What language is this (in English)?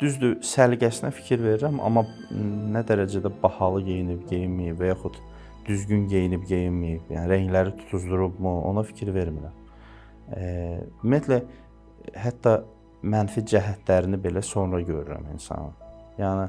Turkish